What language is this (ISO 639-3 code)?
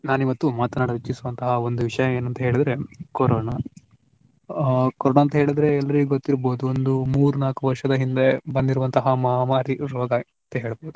kan